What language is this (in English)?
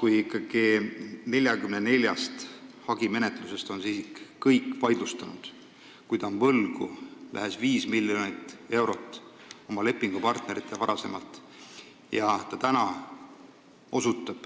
Estonian